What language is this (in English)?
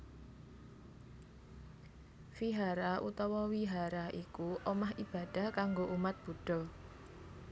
Javanese